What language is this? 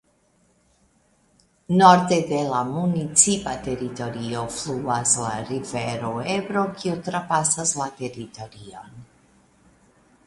Esperanto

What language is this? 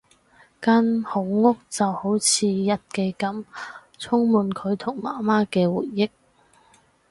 Cantonese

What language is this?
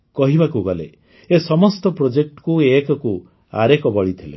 Odia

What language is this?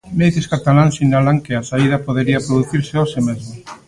Galician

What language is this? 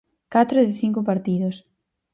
Galician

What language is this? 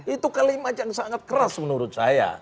Indonesian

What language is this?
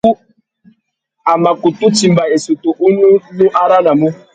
Tuki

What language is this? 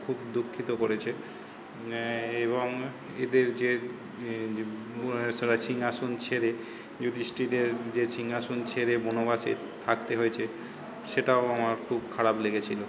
Bangla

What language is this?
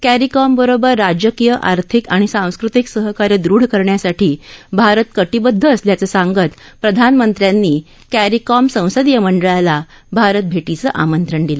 Marathi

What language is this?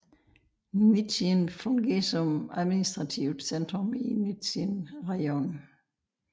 Danish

